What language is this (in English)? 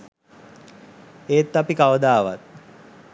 Sinhala